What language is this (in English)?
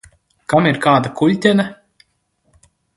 Latvian